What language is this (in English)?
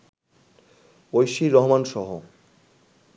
Bangla